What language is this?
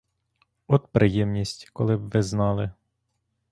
Ukrainian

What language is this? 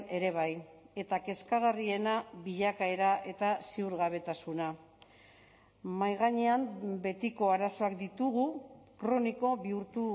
Basque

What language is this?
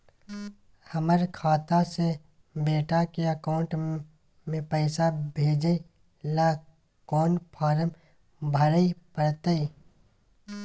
Maithili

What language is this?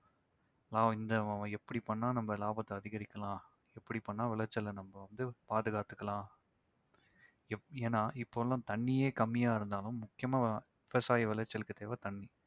Tamil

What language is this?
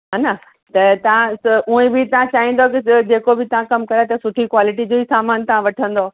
Sindhi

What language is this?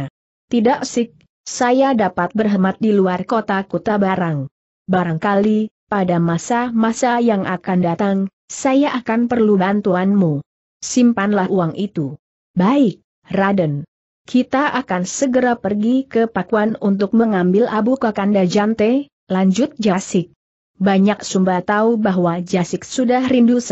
Indonesian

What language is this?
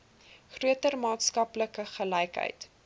Afrikaans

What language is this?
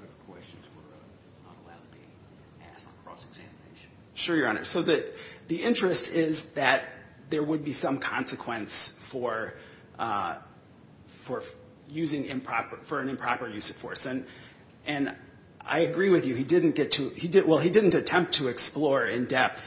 English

